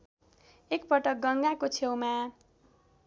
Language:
Nepali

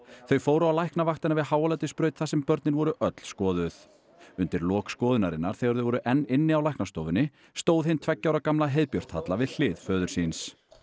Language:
Icelandic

